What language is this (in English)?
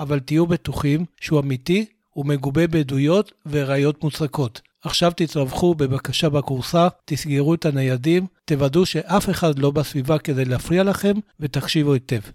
Hebrew